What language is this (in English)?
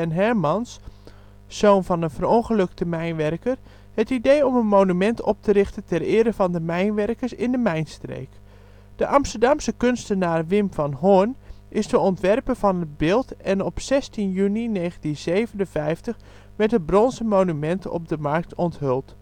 Dutch